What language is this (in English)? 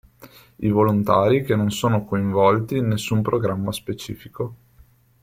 Italian